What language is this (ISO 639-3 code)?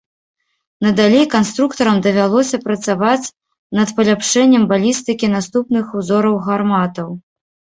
bel